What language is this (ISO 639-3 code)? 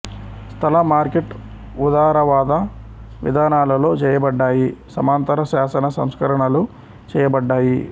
tel